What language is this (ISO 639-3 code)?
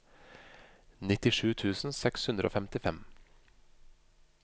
nor